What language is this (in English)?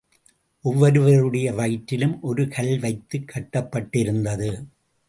Tamil